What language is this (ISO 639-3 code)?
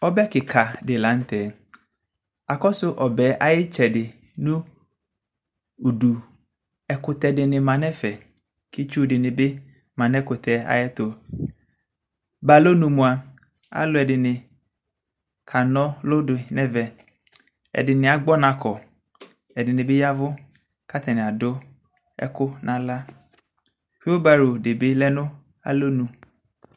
kpo